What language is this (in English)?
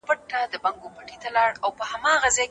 Pashto